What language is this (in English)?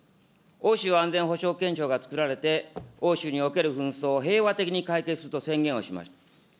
Japanese